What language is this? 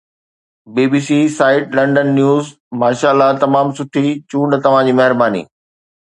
Sindhi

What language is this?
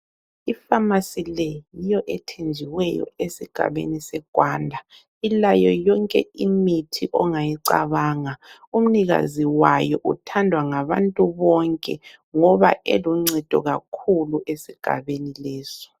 North Ndebele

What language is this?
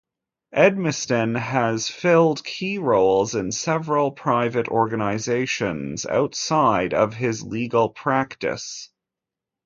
English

